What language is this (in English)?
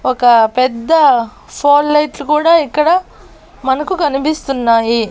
Telugu